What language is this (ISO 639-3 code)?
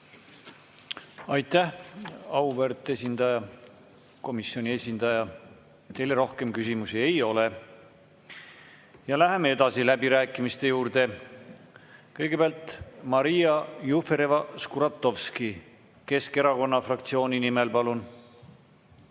est